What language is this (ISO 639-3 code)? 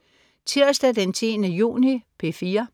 dan